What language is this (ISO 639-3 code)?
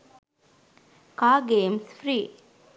sin